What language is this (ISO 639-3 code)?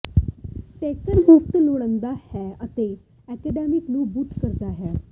pan